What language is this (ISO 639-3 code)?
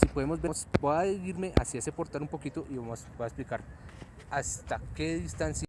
spa